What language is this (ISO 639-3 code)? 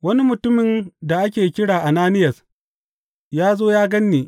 hau